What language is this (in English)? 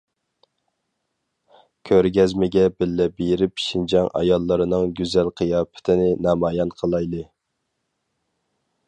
Uyghur